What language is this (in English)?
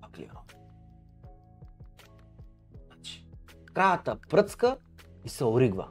Bulgarian